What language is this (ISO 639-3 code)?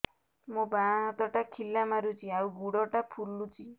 ori